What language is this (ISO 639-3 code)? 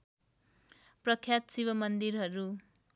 nep